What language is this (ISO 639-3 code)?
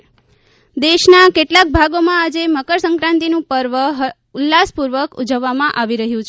guj